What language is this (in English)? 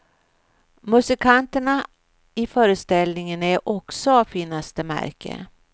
Swedish